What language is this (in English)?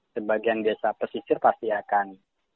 Indonesian